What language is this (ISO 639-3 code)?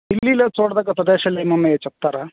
tel